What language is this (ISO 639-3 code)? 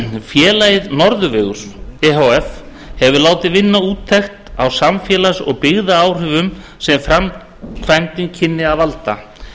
isl